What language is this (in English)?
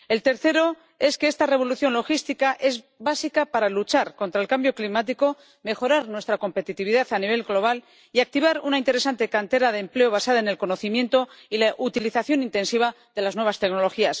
Spanish